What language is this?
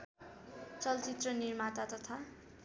Nepali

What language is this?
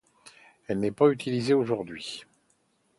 French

